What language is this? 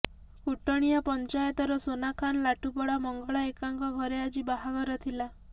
Odia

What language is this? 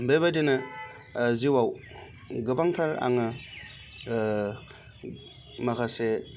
Bodo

